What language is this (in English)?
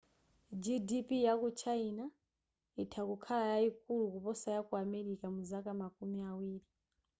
Nyanja